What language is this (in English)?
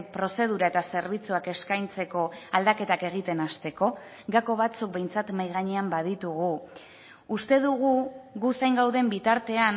Basque